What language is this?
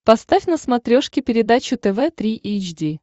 Russian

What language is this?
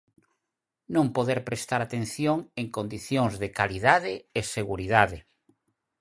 Galician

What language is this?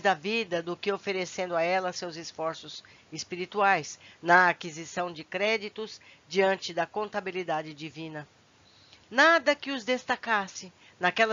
Portuguese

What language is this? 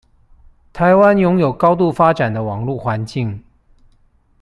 Chinese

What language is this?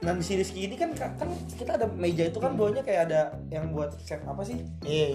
Indonesian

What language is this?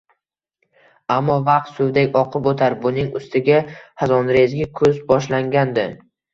Uzbek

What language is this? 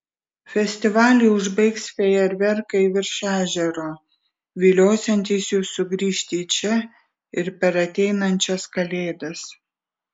Lithuanian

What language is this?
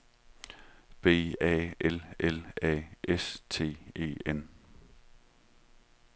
Danish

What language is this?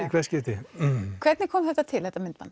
Icelandic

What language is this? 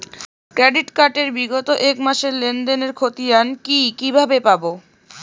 Bangla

